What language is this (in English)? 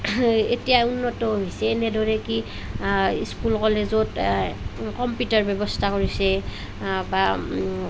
Assamese